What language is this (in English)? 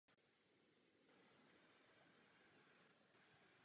Czech